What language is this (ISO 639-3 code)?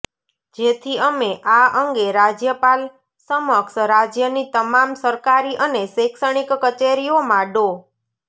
guj